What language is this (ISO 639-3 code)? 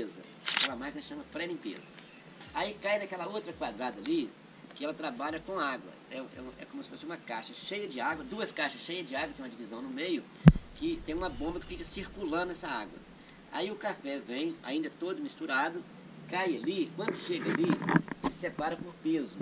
por